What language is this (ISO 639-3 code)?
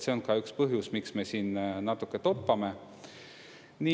est